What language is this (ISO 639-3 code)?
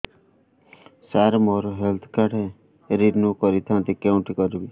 ori